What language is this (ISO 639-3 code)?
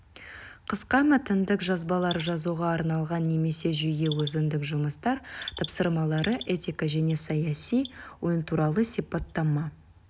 kaz